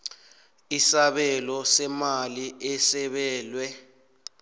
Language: South Ndebele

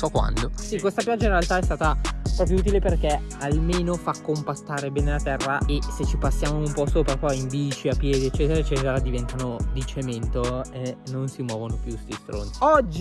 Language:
Italian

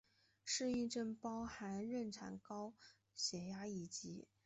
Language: Chinese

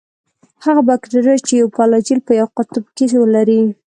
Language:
Pashto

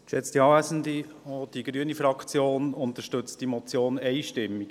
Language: Swiss German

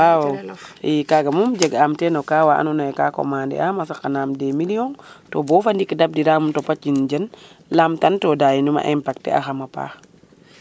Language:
Serer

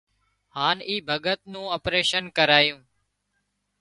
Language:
Wadiyara Koli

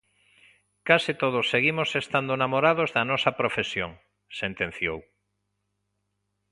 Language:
Galician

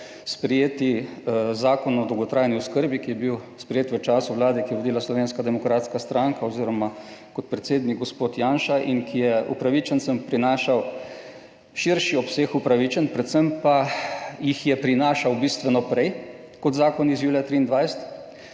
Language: Slovenian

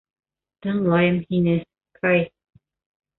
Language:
Bashkir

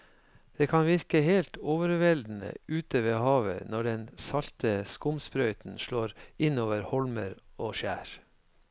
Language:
Norwegian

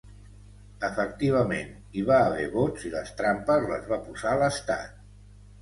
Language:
Catalan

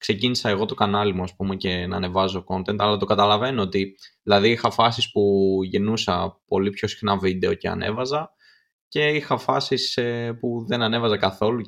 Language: Greek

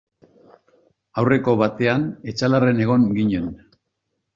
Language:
Basque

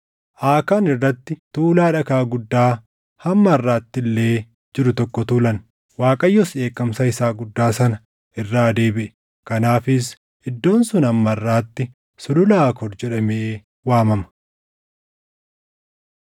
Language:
Oromo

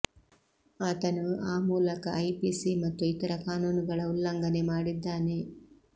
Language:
Kannada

